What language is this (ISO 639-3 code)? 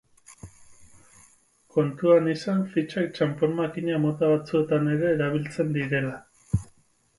eus